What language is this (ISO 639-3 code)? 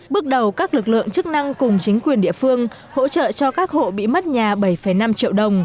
vie